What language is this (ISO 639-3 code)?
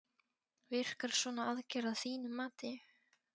isl